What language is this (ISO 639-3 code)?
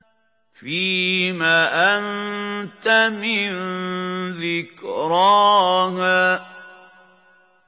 ara